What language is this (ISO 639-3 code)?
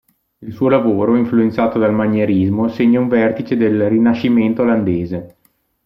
ita